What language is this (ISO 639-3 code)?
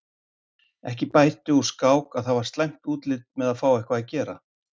isl